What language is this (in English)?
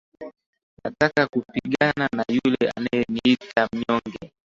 Swahili